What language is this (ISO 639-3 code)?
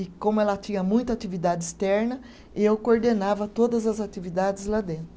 por